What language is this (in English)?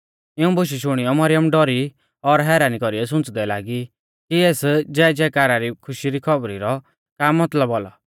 Mahasu Pahari